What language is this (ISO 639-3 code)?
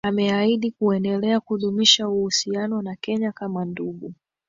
swa